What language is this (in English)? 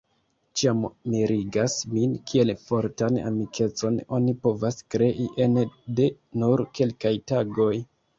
Esperanto